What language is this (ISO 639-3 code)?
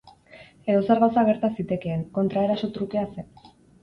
eus